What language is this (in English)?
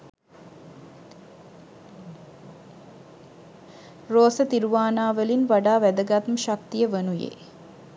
Sinhala